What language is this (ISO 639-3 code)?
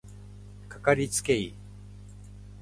jpn